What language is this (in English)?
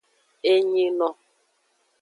Aja (Benin)